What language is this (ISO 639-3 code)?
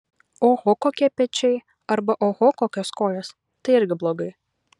lit